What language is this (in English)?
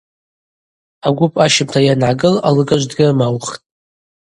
Abaza